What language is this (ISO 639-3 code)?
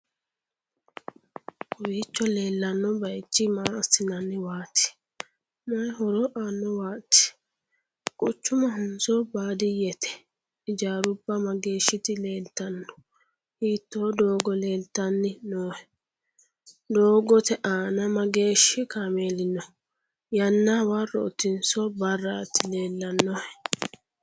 sid